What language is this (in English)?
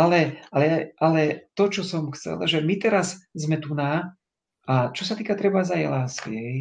Slovak